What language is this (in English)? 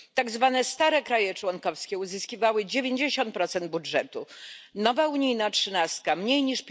Polish